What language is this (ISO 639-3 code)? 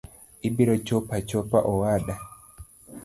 luo